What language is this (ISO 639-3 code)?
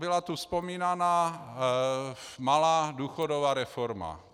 ces